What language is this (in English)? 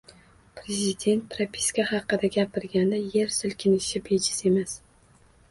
Uzbek